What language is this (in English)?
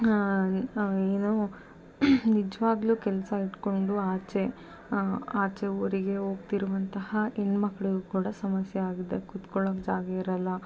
Kannada